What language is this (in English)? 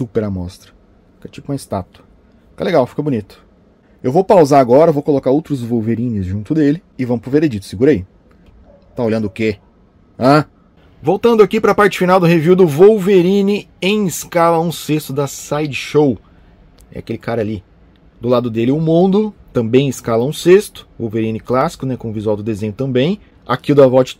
Portuguese